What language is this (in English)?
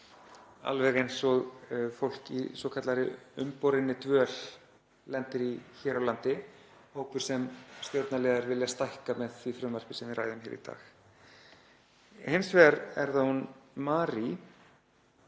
Icelandic